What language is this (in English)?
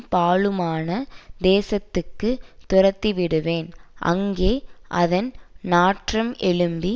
Tamil